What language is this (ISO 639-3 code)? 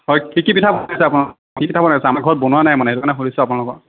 asm